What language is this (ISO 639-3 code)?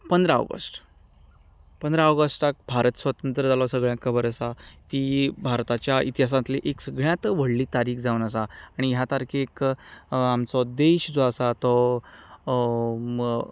kok